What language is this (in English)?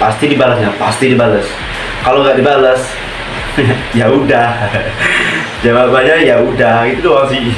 Indonesian